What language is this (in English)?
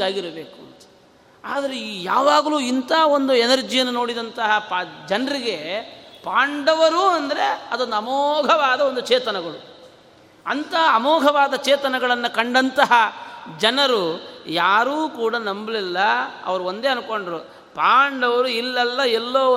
Kannada